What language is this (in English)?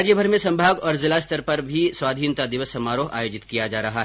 Hindi